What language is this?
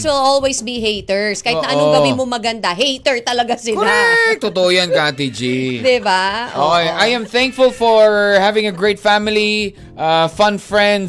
Filipino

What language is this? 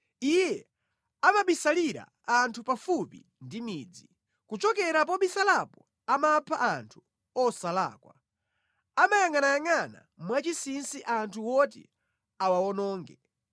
Nyanja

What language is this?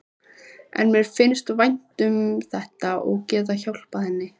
Icelandic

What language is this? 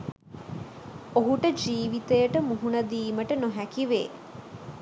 Sinhala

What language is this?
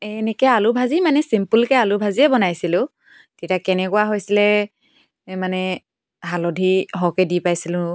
Assamese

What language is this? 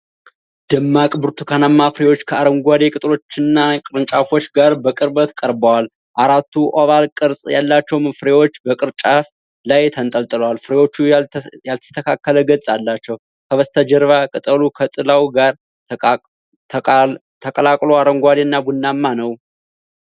Amharic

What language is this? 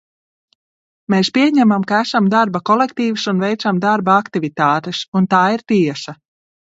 Latvian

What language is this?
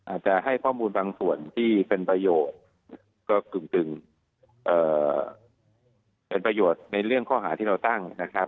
Thai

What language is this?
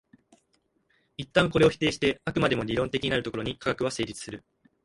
Japanese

